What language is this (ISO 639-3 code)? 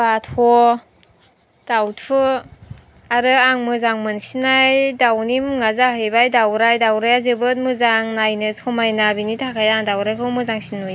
brx